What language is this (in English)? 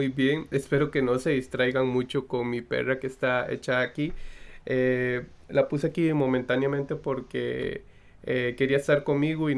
Spanish